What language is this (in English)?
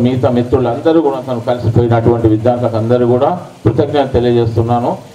Hindi